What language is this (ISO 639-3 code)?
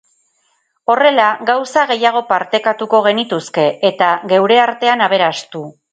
eus